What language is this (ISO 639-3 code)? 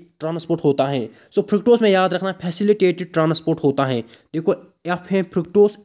hin